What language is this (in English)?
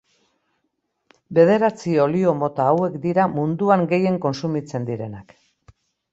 Basque